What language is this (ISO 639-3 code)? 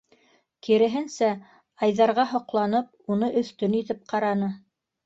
bak